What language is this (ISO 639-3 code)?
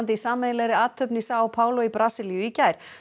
isl